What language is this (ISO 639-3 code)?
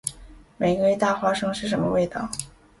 zho